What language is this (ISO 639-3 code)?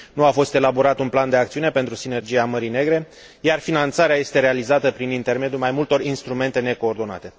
ron